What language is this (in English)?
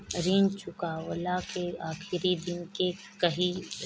Bhojpuri